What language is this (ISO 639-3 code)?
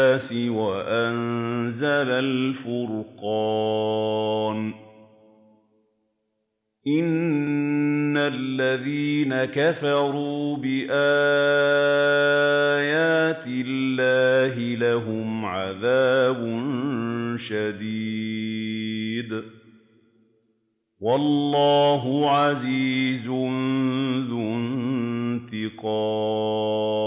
ara